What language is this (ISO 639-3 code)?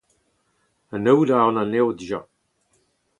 bre